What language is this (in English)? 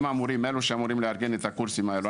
Hebrew